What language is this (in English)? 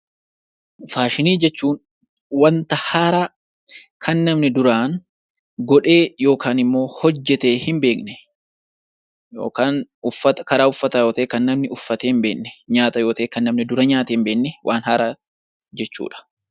Oromo